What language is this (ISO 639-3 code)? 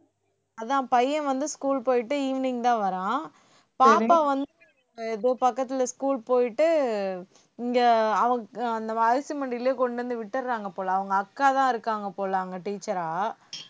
tam